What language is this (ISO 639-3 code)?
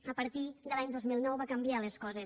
cat